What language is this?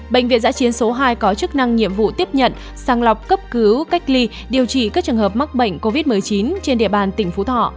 Vietnamese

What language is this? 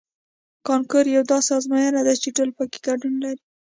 Pashto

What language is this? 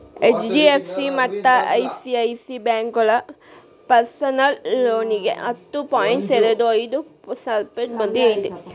Kannada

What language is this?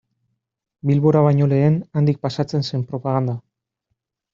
Basque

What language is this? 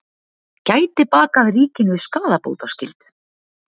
Icelandic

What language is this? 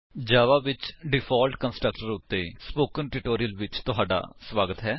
Punjabi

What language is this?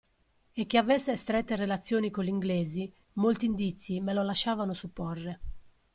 Italian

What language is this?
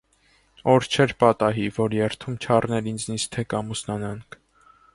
Armenian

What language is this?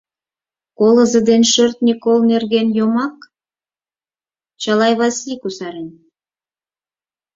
Mari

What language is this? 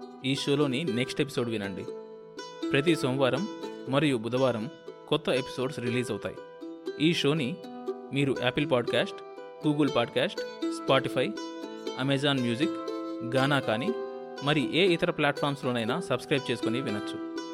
Telugu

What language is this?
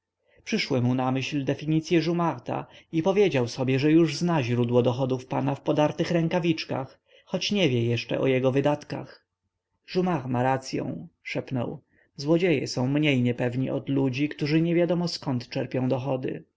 Polish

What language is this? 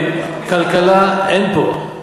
Hebrew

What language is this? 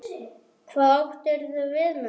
Icelandic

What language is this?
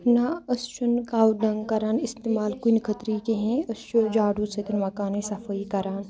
Kashmiri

